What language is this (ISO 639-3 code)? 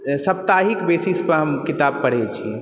mai